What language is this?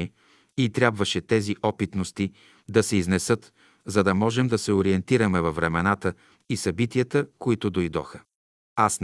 Bulgarian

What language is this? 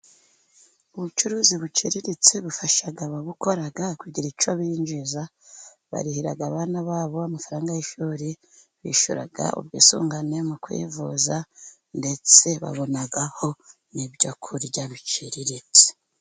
Kinyarwanda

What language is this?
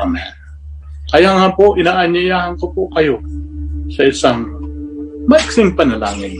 Filipino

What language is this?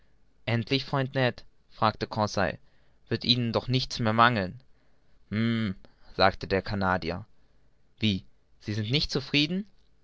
German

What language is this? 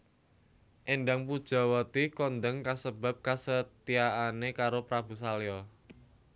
Javanese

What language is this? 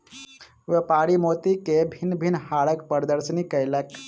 Maithili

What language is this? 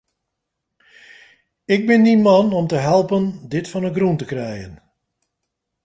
Western Frisian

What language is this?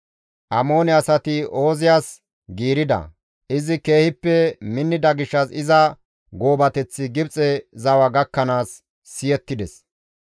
Gamo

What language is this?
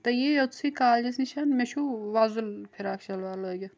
Kashmiri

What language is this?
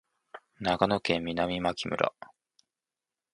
Japanese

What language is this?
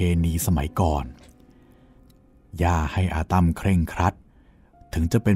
Thai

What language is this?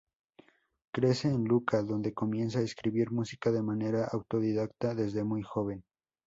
Spanish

